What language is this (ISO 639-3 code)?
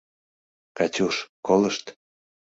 chm